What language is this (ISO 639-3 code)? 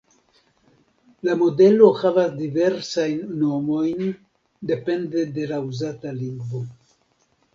epo